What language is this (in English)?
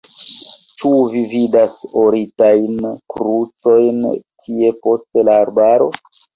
Esperanto